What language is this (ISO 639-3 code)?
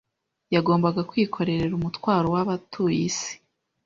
kin